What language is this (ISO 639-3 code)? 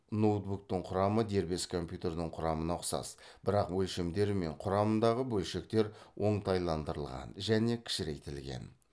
kaz